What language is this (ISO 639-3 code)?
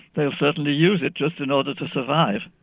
eng